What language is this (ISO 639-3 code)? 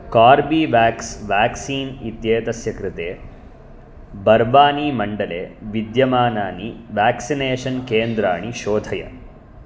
san